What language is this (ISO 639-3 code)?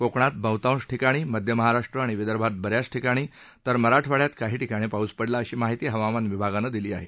mar